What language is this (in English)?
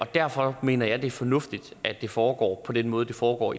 Danish